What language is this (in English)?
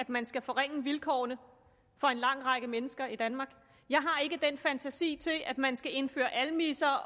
Danish